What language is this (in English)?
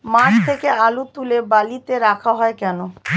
Bangla